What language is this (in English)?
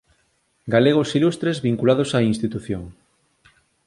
Galician